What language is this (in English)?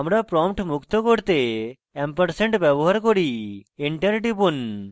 Bangla